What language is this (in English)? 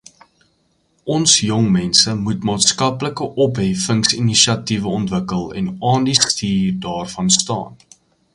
Afrikaans